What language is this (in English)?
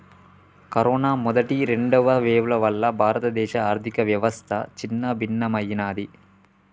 Telugu